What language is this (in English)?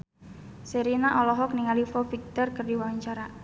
Sundanese